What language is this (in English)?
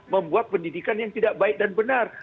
Indonesian